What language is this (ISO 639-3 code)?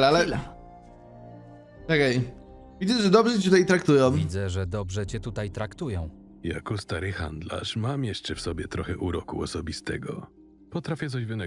pol